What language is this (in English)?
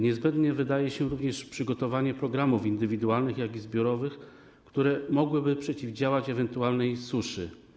Polish